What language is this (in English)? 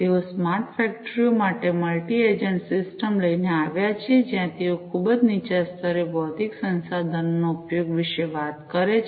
Gujarati